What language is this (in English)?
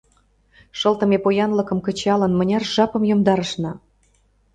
Mari